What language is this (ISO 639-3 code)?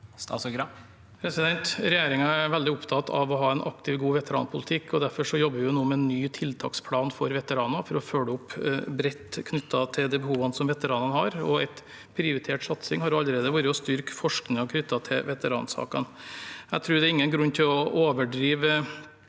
nor